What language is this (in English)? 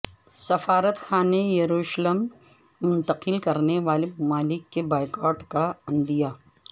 Urdu